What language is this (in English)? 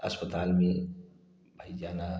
Hindi